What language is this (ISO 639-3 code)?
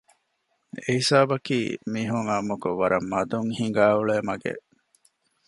div